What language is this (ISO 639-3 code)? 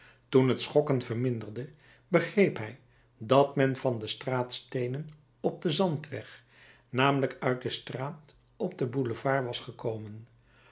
nld